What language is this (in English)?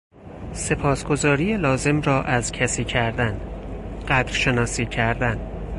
Persian